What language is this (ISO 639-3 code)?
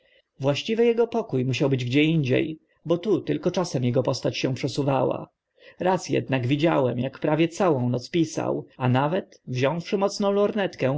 pol